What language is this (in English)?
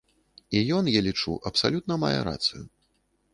Belarusian